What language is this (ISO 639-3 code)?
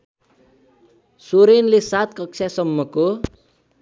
nep